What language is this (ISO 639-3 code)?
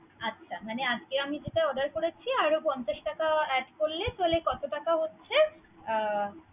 ben